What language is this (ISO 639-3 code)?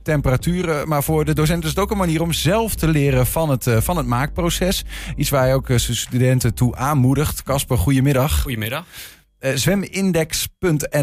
nld